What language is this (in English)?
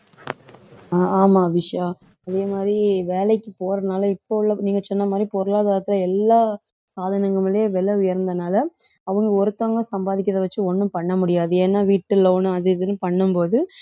Tamil